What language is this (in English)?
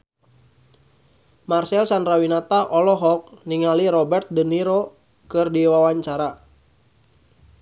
Sundanese